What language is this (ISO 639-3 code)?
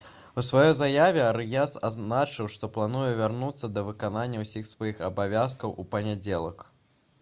bel